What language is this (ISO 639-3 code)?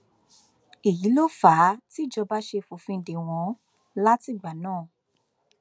yor